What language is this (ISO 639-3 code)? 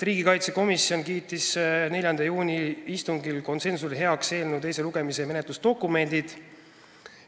est